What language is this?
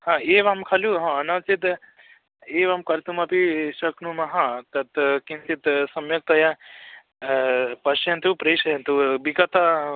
Sanskrit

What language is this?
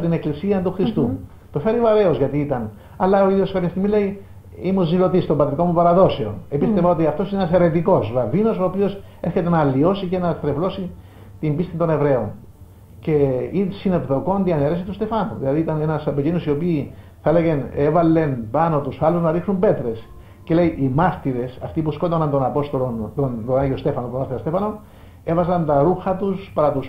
Greek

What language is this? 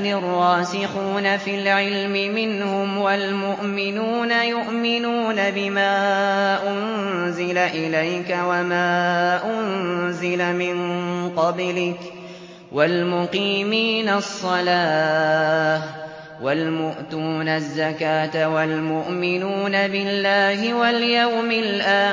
Arabic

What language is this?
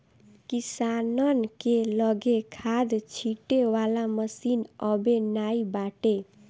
Bhojpuri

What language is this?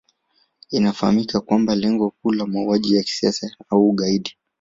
Swahili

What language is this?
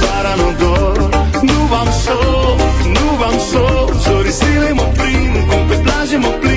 Romanian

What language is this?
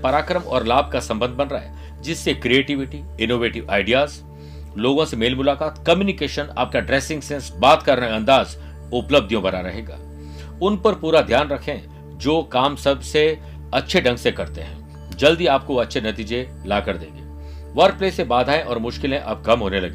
Hindi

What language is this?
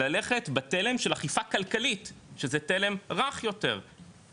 Hebrew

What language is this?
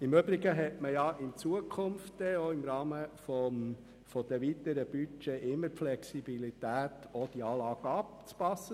Swiss German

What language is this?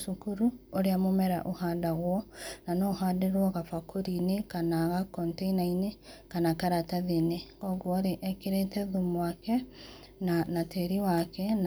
Kikuyu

